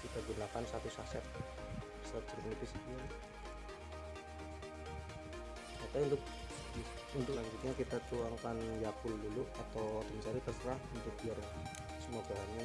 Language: Indonesian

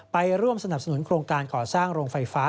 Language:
Thai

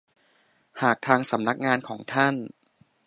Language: Thai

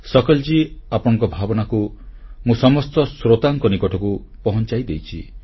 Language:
Odia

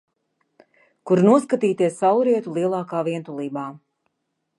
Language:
Latvian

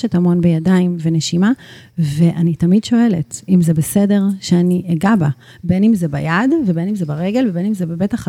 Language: Hebrew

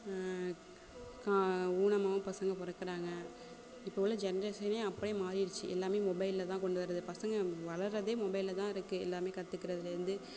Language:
Tamil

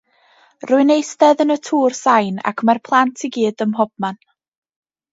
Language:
Welsh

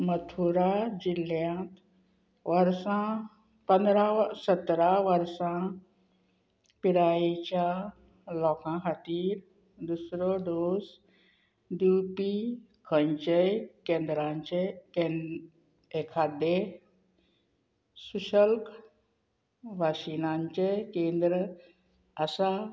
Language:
Konkani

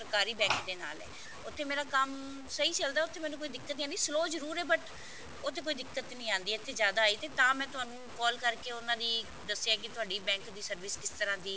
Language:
Punjabi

